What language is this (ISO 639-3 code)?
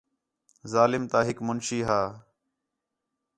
xhe